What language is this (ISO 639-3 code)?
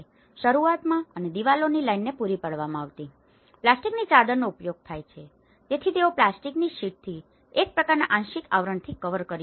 guj